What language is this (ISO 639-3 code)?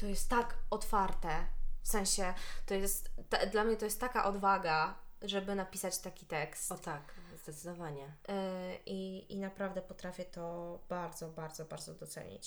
pol